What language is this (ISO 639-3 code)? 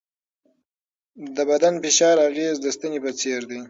pus